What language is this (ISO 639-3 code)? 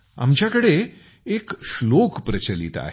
mar